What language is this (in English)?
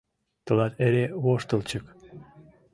Mari